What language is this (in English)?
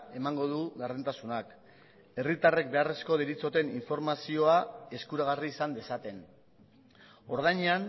Basque